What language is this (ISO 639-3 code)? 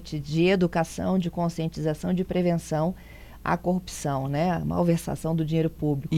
por